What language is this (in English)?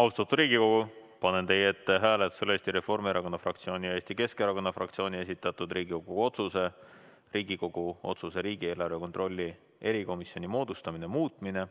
Estonian